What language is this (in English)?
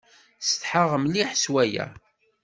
Kabyle